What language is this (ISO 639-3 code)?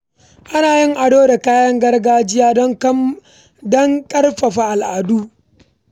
hau